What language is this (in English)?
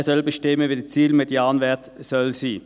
Swiss German